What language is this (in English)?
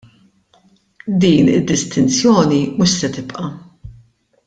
Maltese